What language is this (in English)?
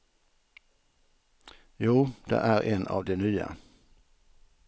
Swedish